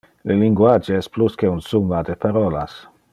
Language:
Interlingua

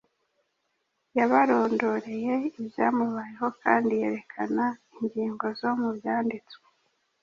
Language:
Kinyarwanda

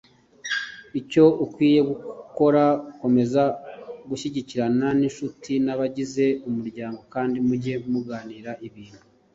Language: Kinyarwanda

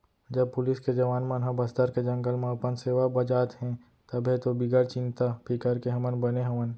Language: Chhattisgarhi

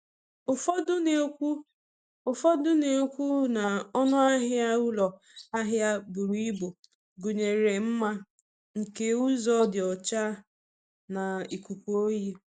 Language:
Igbo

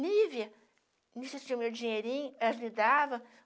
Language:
Portuguese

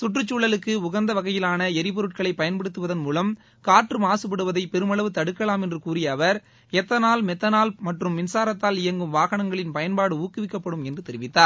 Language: Tamil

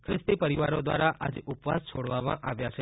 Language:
Gujarati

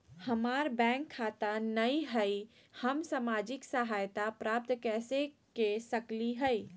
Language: Magahi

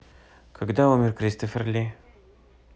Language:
Russian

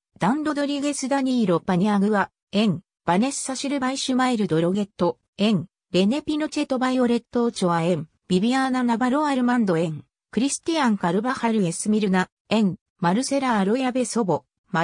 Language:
Japanese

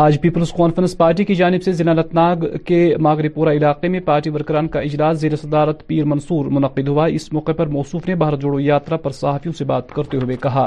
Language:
Urdu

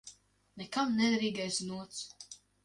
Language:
Latvian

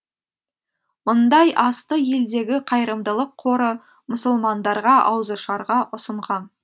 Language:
Kazakh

